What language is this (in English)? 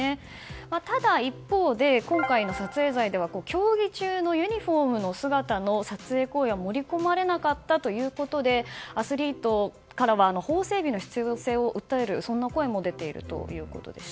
Japanese